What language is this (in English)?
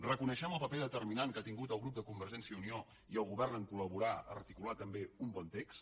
Catalan